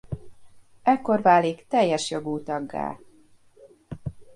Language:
Hungarian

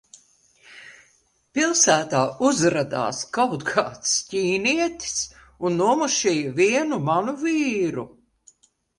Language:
Latvian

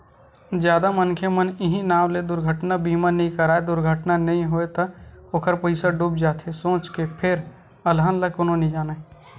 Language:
Chhattisgarhi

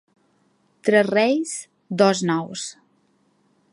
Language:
Catalan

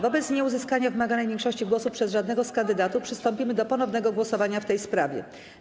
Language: Polish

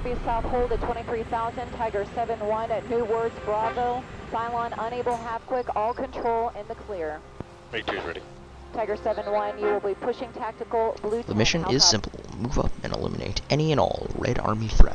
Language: English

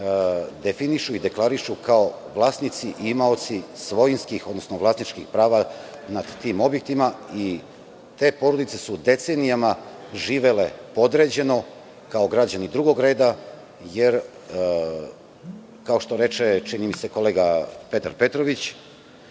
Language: Serbian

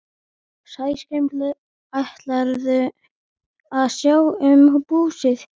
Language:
Icelandic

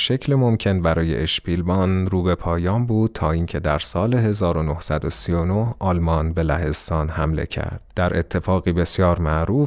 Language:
Persian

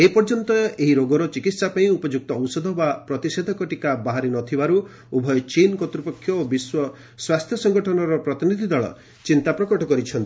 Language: Odia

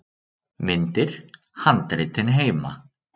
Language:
Icelandic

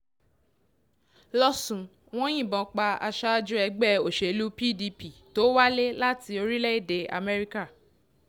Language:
Yoruba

